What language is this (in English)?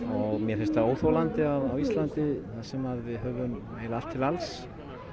Icelandic